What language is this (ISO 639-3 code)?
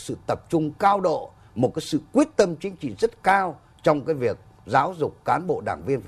vie